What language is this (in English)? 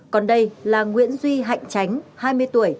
Vietnamese